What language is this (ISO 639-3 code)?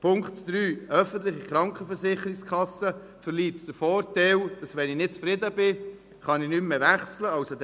gsw